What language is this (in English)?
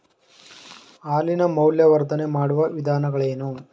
Kannada